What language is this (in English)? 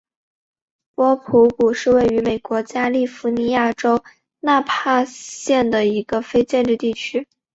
Chinese